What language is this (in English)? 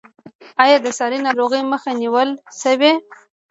Pashto